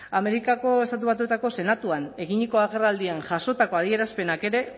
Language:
Basque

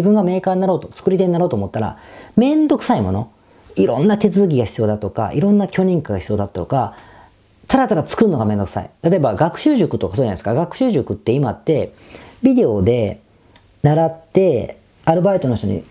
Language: Japanese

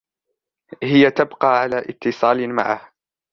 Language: Arabic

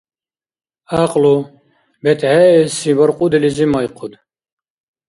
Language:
Dargwa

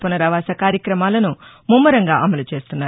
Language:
Telugu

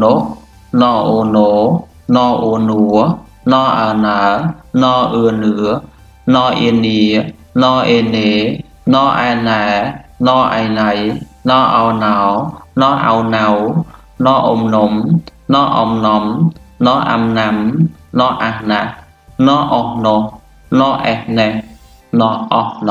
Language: Thai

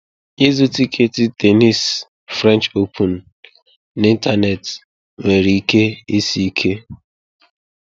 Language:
Igbo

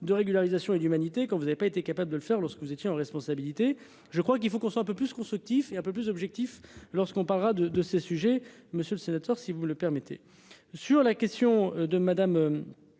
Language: French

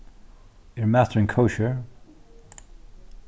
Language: Faroese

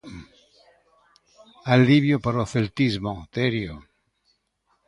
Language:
Galician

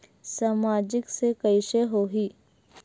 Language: Chhattisgarhi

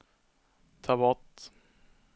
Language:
Swedish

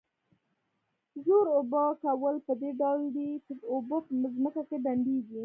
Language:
Pashto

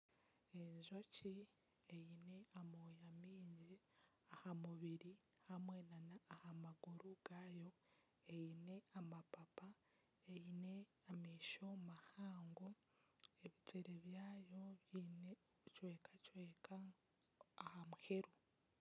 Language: Nyankole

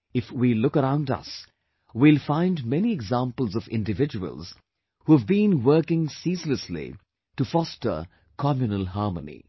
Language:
English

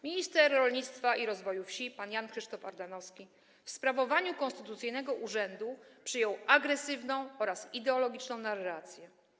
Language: Polish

